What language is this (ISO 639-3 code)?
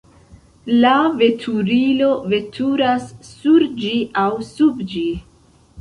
epo